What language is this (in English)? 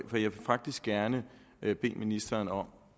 Danish